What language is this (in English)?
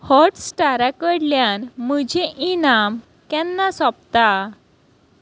Konkani